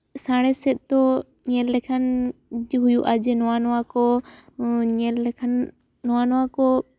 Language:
Santali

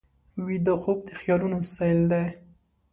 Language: Pashto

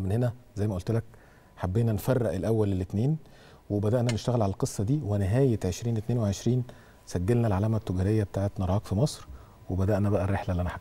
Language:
Arabic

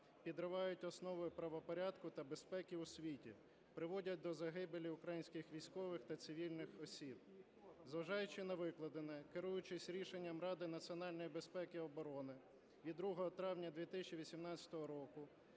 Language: Ukrainian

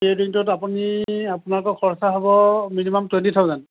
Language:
Assamese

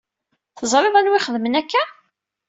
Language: Kabyle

